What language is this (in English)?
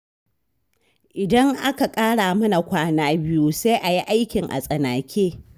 Hausa